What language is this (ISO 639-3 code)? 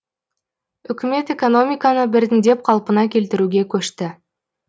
kaz